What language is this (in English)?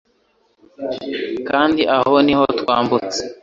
Kinyarwanda